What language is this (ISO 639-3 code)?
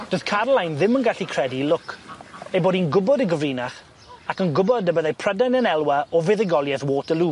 cym